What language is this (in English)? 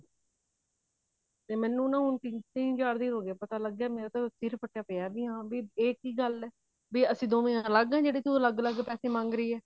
Punjabi